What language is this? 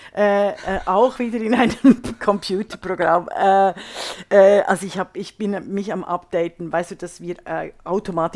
German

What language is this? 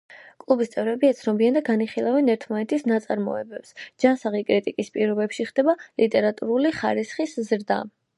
Georgian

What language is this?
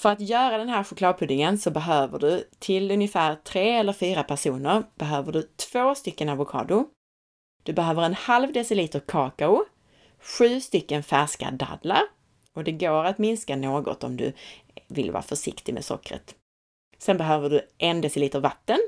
Swedish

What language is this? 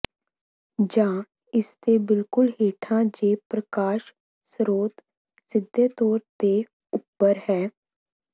Punjabi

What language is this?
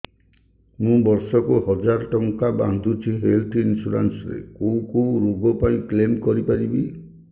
Odia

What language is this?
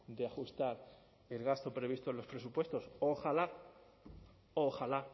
Spanish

